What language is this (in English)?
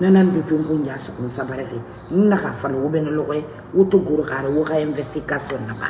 Indonesian